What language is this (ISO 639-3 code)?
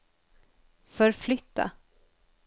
swe